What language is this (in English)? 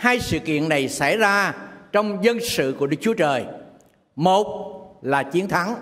Vietnamese